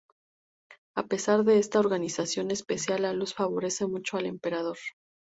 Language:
Spanish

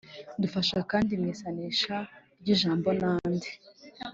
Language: Kinyarwanda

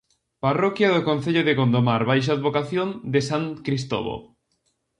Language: Galician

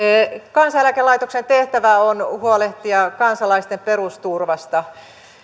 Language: Finnish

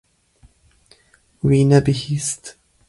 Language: Kurdish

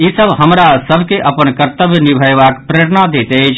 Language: Maithili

